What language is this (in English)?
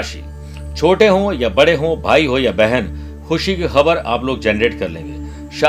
Hindi